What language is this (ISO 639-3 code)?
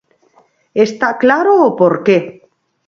glg